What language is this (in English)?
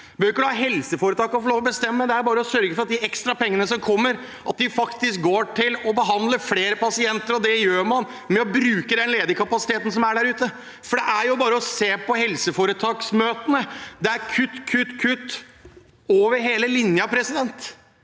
Norwegian